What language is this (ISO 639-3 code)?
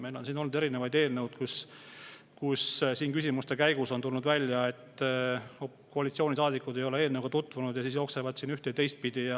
est